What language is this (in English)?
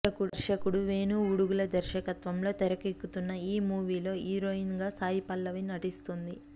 Telugu